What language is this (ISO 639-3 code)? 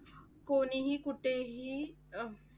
mar